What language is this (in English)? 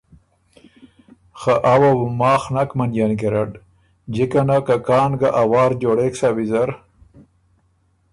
Ormuri